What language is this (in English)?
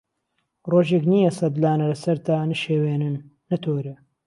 Central Kurdish